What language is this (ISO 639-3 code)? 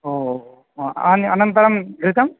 san